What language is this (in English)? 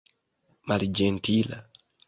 Esperanto